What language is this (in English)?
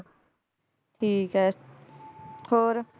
Punjabi